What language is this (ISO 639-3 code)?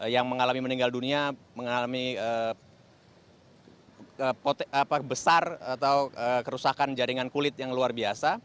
ind